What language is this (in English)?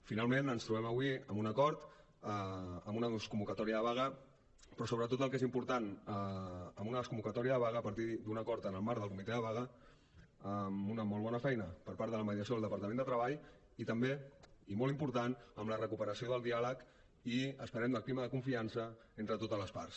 Catalan